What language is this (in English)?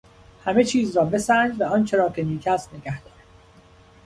Persian